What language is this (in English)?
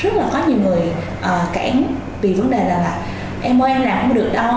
Vietnamese